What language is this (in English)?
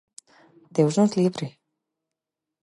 Galician